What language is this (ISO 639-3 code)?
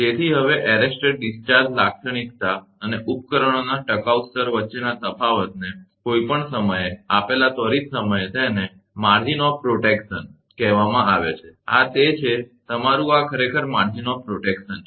guj